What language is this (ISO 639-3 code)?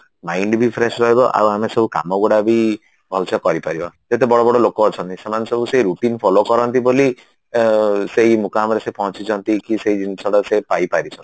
ori